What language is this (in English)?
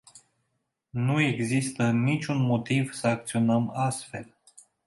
Romanian